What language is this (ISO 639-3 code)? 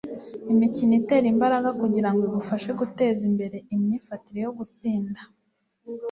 kin